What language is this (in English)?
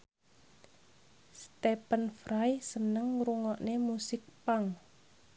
Javanese